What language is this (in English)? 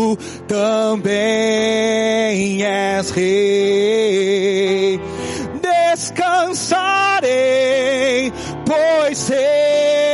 Portuguese